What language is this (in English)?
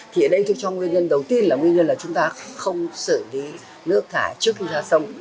Vietnamese